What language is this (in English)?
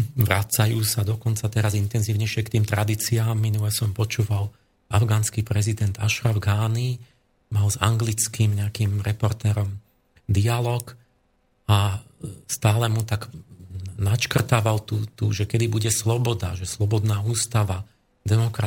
Slovak